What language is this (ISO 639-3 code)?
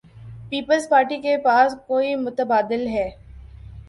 urd